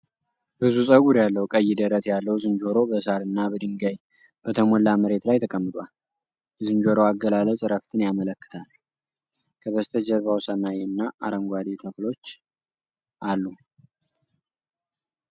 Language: Amharic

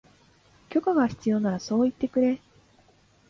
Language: Japanese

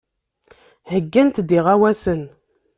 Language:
Kabyle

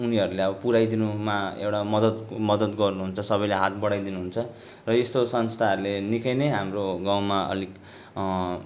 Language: Nepali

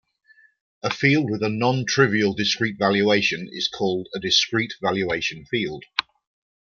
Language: English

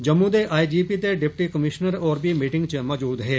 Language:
Dogri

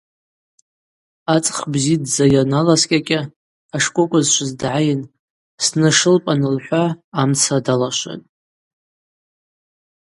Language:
Abaza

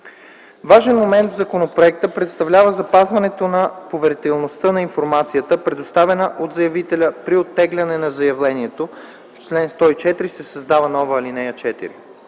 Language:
Bulgarian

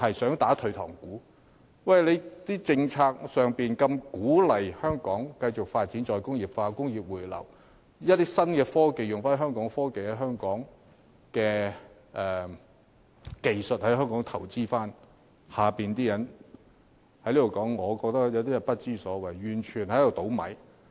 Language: Cantonese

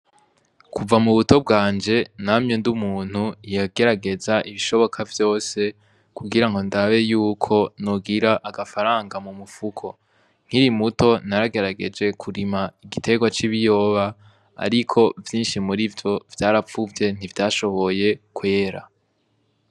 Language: Rundi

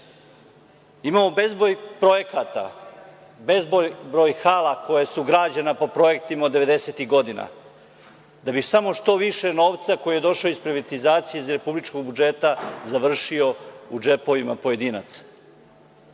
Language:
Serbian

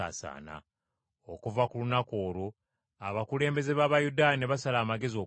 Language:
Ganda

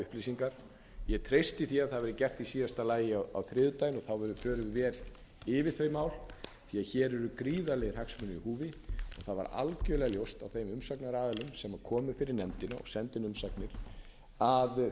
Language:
Icelandic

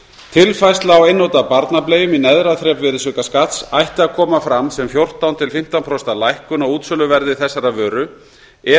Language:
Icelandic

